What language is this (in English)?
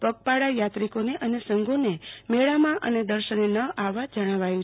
Gujarati